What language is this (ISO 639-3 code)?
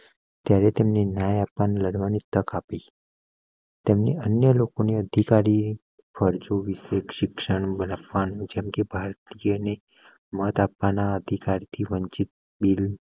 guj